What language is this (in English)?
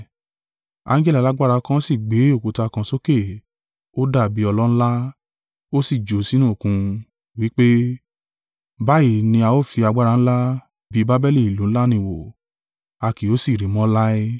Yoruba